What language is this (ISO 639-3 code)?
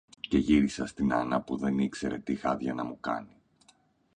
ell